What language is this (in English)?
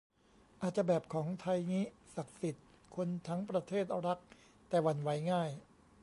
Thai